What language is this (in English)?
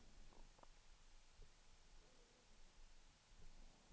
Swedish